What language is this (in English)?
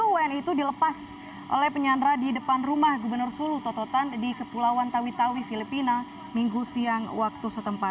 Indonesian